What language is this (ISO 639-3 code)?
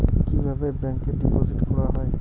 ben